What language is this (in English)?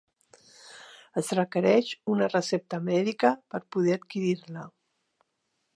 Catalan